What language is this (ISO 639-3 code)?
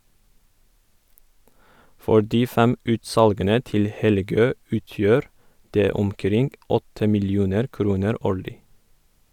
nor